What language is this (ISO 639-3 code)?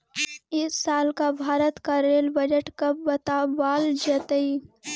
mag